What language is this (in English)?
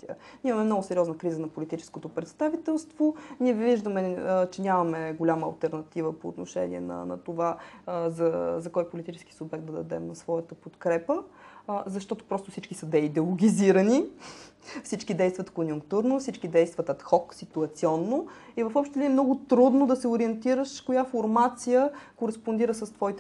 Bulgarian